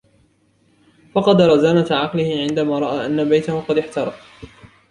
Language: Arabic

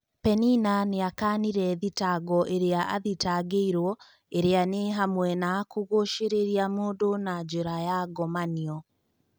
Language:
Kikuyu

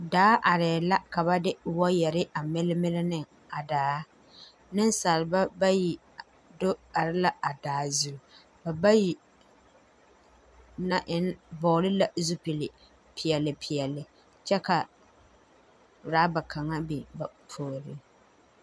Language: Southern Dagaare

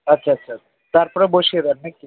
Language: Bangla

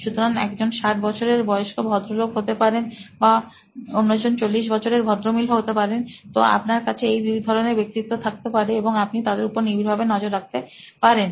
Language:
Bangla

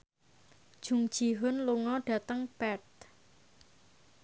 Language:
Javanese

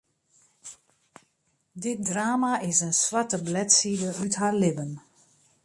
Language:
Western Frisian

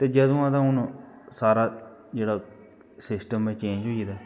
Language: Dogri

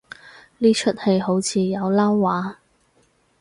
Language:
Cantonese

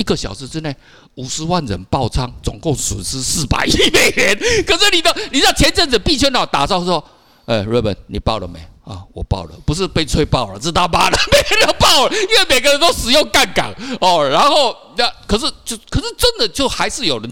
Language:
Chinese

